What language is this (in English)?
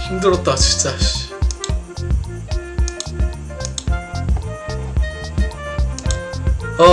Korean